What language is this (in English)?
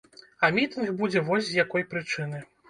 Belarusian